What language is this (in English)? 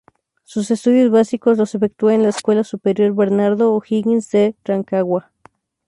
Spanish